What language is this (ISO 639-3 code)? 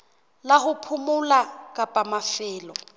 sot